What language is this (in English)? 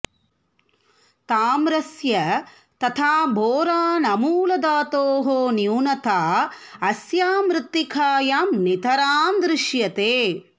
Sanskrit